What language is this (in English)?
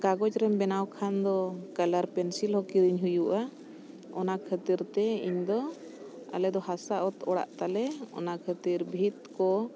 Santali